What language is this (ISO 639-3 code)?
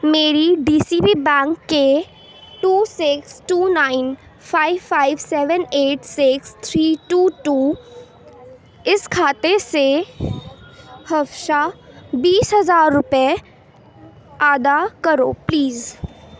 urd